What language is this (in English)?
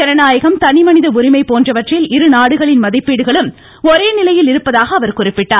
Tamil